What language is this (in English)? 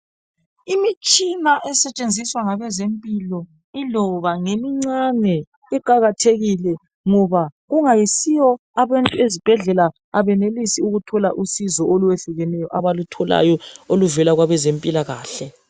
North Ndebele